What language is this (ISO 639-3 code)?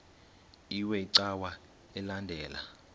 xho